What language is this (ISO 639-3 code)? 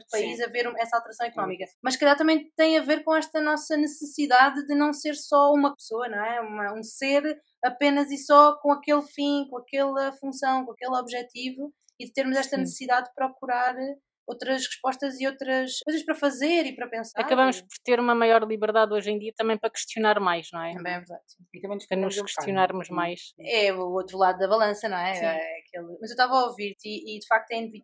por